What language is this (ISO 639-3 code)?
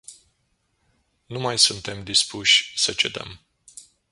ron